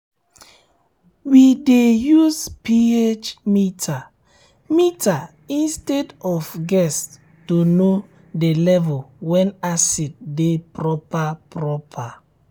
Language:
Nigerian Pidgin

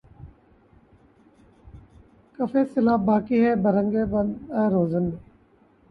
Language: Urdu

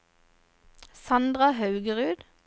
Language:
Norwegian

